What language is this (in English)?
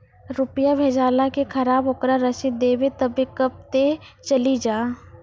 Maithili